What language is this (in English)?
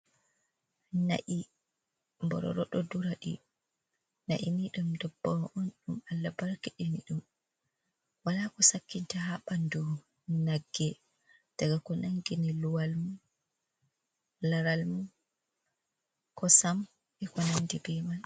Fula